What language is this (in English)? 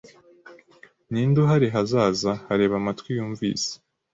Kinyarwanda